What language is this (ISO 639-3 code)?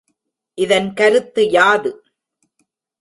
tam